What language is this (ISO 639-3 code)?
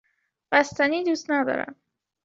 fas